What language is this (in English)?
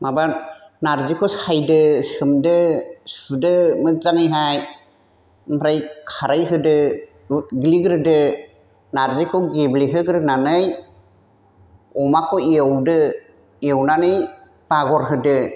Bodo